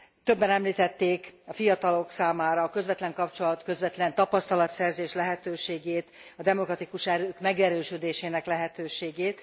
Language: Hungarian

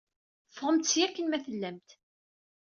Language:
Kabyle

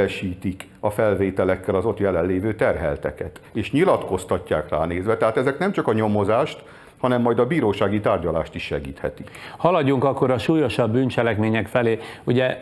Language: Hungarian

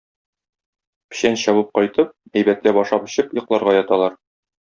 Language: Tatar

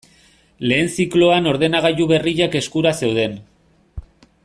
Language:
Basque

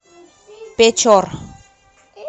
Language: Russian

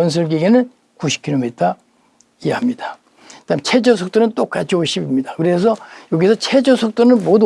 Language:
Korean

